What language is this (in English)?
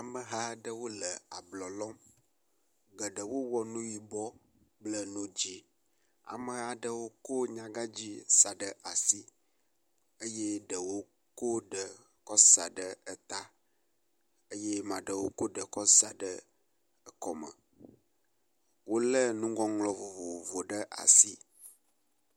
Ewe